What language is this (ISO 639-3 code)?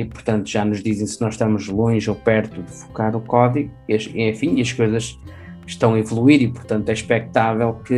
por